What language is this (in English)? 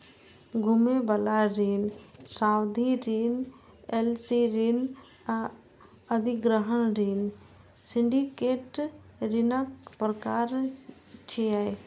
Maithili